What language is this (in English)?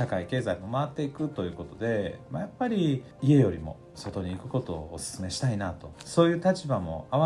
Japanese